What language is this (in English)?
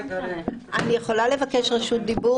Hebrew